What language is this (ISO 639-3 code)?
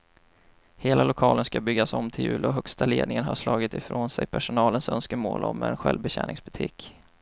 swe